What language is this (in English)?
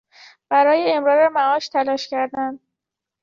Persian